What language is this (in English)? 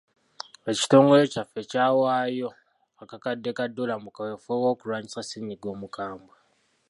Ganda